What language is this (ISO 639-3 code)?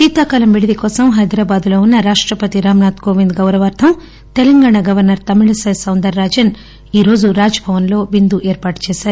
tel